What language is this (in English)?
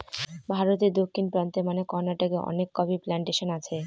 Bangla